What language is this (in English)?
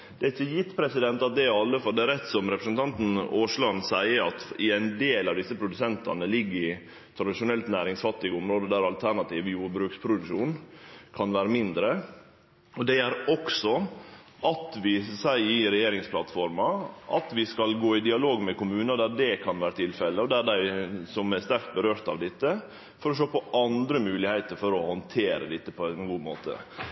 Norwegian Nynorsk